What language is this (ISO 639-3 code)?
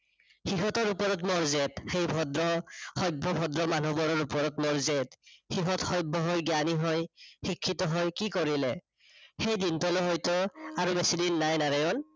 asm